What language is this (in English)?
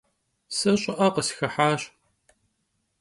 Kabardian